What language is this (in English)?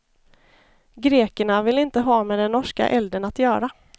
Swedish